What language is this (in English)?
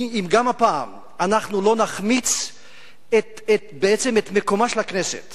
Hebrew